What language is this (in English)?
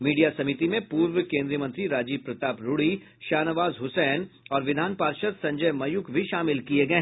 Hindi